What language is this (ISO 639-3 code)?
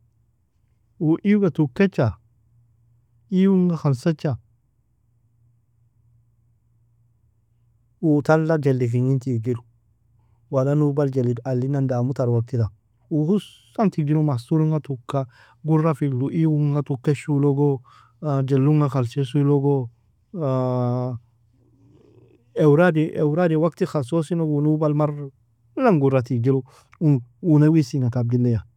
fia